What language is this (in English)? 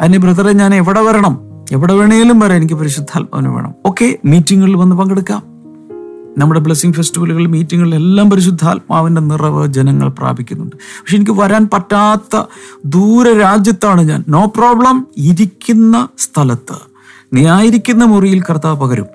Malayalam